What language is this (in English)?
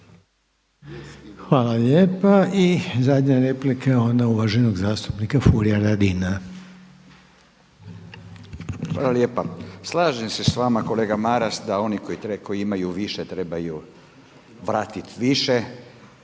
Croatian